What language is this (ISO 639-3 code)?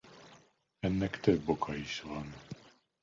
hun